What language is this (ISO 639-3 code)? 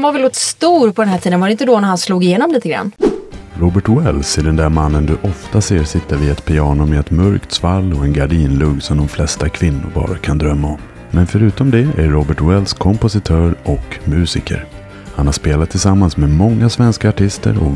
swe